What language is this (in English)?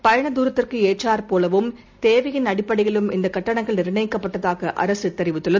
Tamil